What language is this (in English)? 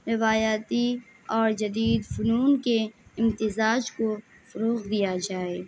Urdu